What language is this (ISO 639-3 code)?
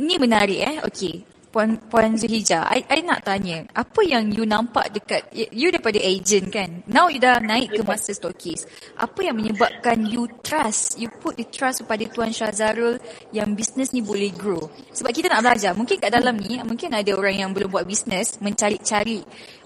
msa